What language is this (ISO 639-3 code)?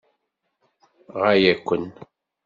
kab